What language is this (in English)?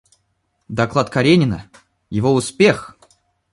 Russian